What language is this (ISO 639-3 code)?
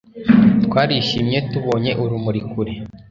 kin